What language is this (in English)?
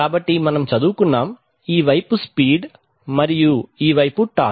Telugu